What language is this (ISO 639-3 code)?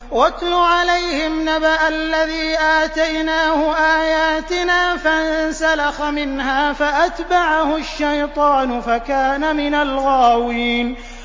ara